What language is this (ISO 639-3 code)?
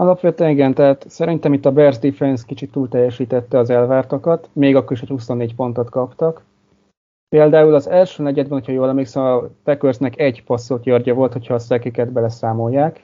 hun